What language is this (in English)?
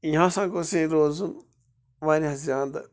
Kashmiri